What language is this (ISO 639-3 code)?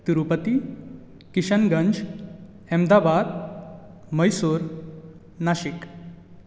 kok